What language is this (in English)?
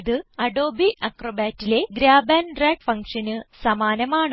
Malayalam